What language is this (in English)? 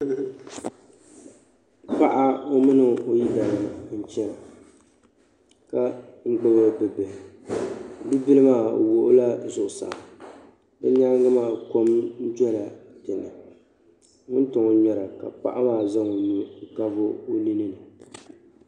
Dagbani